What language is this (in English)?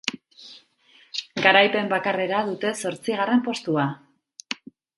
Basque